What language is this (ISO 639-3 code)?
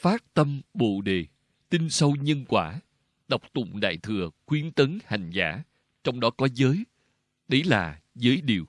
vie